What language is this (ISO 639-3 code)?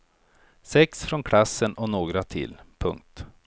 swe